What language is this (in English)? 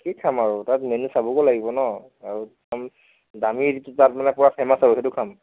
Assamese